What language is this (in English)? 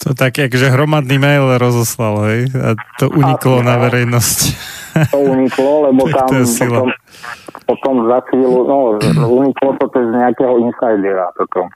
Slovak